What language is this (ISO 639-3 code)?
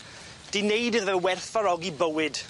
cym